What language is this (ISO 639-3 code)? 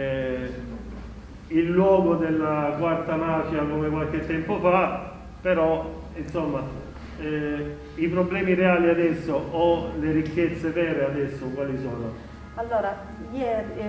ita